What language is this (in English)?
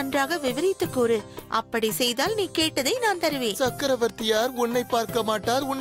Tamil